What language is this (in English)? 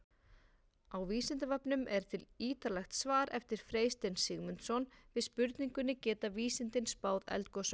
Icelandic